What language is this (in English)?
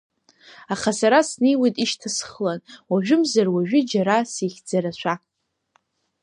Abkhazian